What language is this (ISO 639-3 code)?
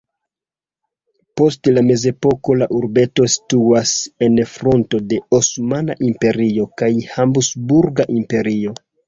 epo